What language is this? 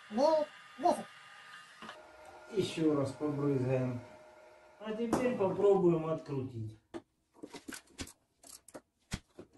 Russian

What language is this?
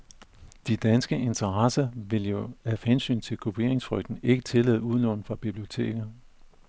Danish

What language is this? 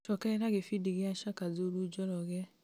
Kikuyu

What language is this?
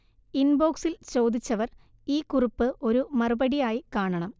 Malayalam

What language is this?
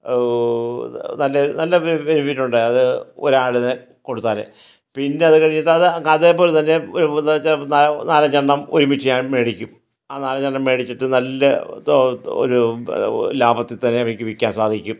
Malayalam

